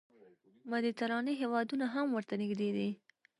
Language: Pashto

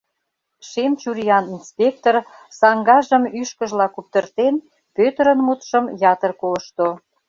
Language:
Mari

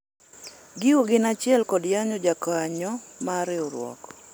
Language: Luo (Kenya and Tanzania)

